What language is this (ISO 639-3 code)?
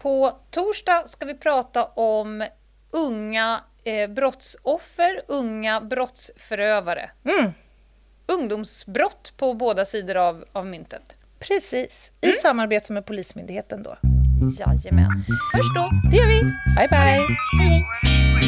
swe